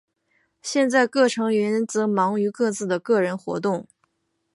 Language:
Chinese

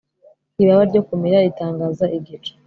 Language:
Kinyarwanda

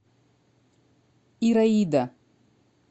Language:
Russian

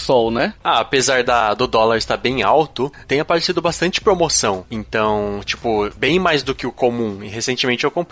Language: Portuguese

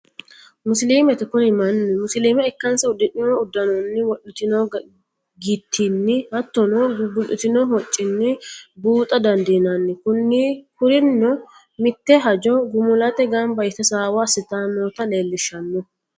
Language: Sidamo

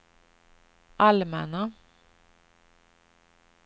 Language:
Swedish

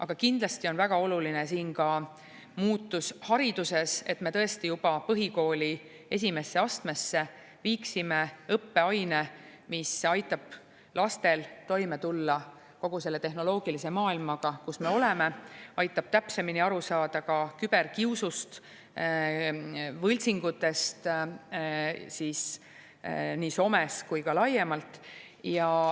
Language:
Estonian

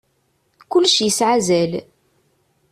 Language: Kabyle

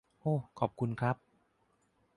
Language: Thai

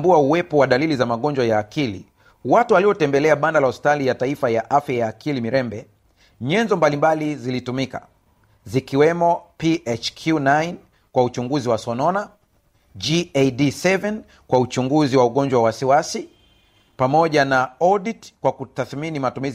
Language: Swahili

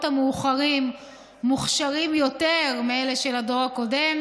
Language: Hebrew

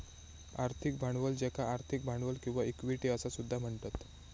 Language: Marathi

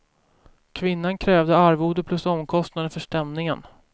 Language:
Swedish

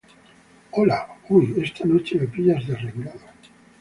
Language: Spanish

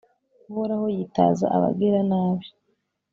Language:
Kinyarwanda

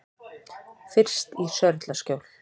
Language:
Icelandic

